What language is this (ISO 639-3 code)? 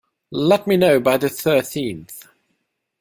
eng